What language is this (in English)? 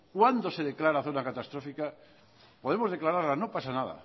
Spanish